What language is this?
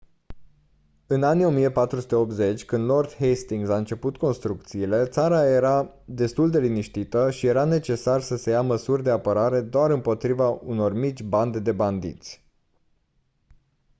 Romanian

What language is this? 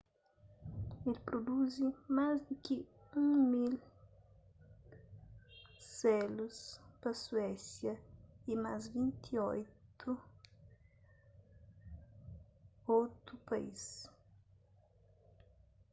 Kabuverdianu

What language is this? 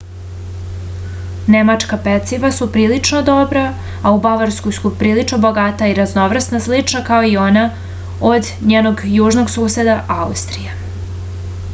Serbian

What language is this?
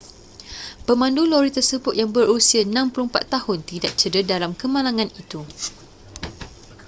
Malay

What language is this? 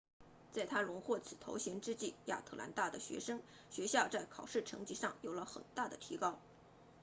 Chinese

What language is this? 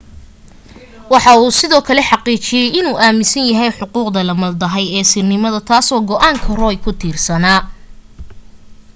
Somali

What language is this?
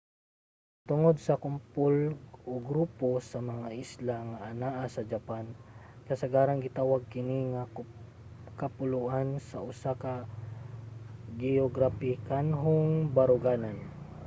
Cebuano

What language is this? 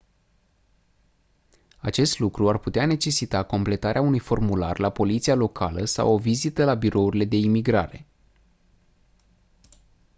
Romanian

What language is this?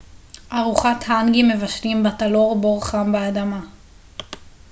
Hebrew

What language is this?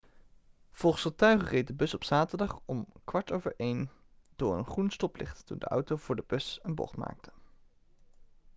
Dutch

